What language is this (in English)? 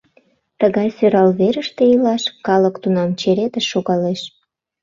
Mari